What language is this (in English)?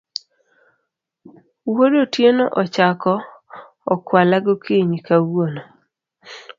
Luo (Kenya and Tanzania)